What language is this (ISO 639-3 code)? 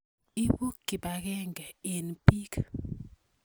kln